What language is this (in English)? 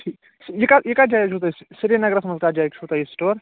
Kashmiri